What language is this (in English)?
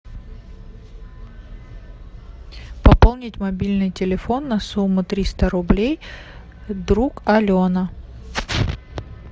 Russian